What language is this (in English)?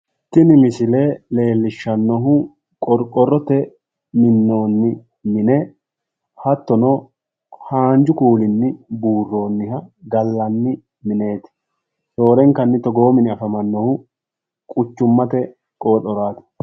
Sidamo